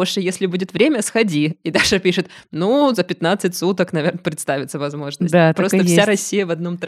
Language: Russian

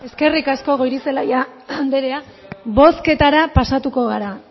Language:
Basque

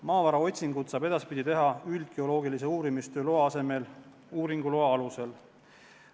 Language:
Estonian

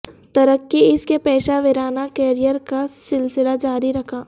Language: Urdu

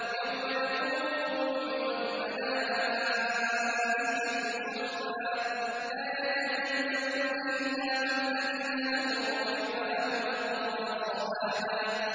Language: Arabic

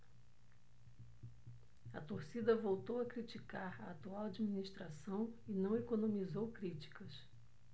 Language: Portuguese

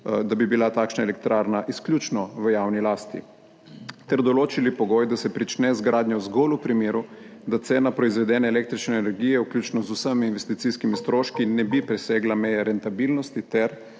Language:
Slovenian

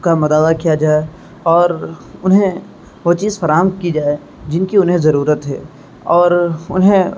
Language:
Urdu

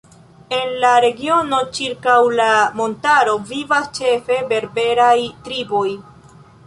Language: Esperanto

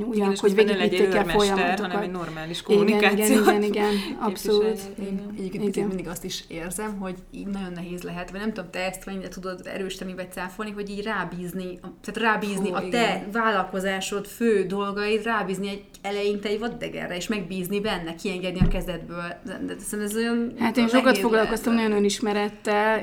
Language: Hungarian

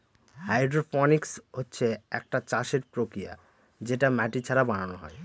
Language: Bangla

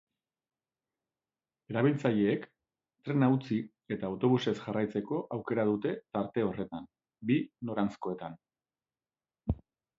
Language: Basque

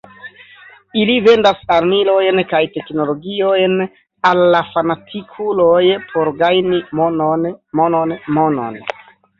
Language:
Esperanto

